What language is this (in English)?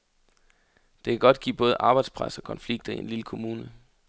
Danish